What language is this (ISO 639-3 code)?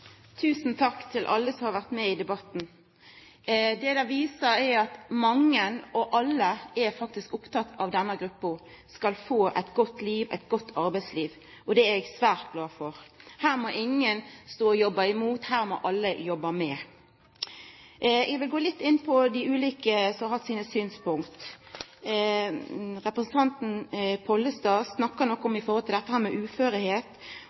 nno